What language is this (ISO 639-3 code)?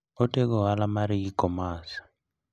luo